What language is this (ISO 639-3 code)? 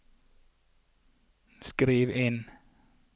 nor